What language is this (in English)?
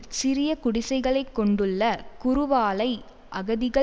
Tamil